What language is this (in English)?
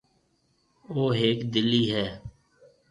Marwari (Pakistan)